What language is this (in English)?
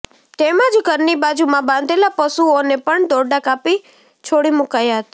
Gujarati